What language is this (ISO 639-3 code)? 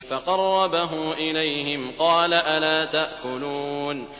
ara